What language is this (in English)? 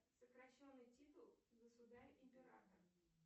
Russian